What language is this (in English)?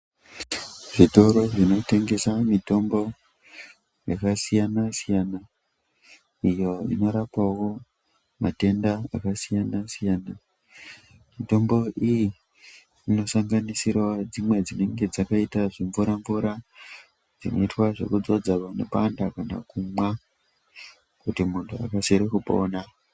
Ndau